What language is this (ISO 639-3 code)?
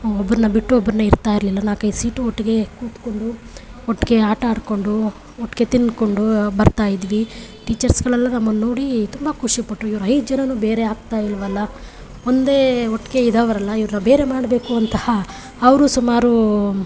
kan